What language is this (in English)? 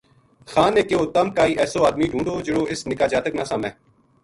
Gujari